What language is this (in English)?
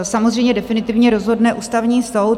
Czech